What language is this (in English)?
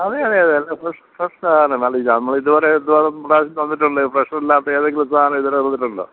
Malayalam